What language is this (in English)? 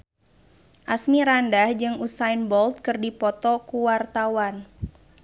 Sundanese